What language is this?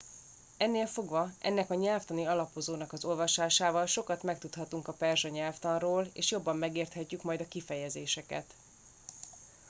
Hungarian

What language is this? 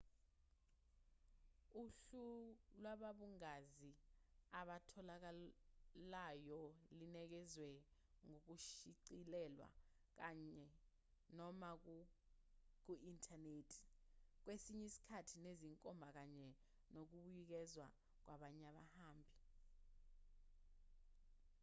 Zulu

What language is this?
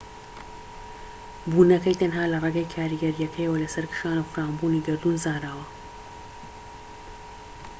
Central Kurdish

